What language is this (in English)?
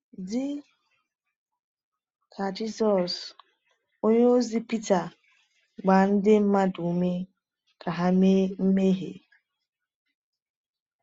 Igbo